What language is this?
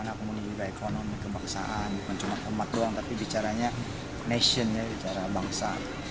Indonesian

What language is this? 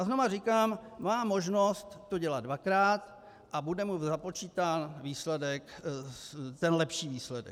Czech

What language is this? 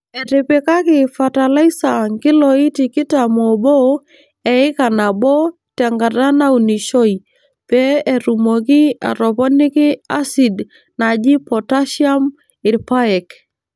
Masai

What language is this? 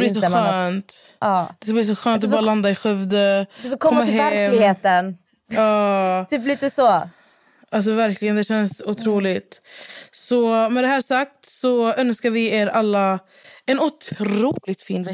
Swedish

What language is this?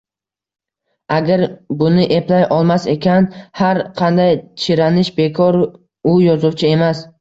Uzbek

